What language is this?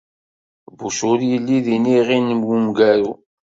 Kabyle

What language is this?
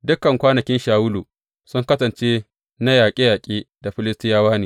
Hausa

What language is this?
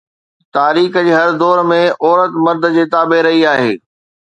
Sindhi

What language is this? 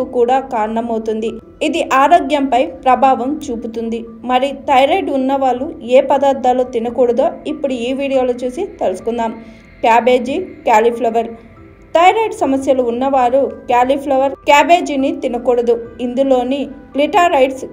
Telugu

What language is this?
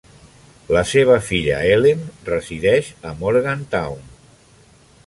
Catalan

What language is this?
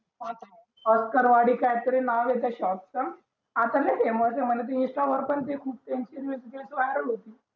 Marathi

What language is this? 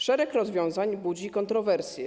Polish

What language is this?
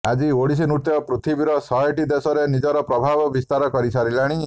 Odia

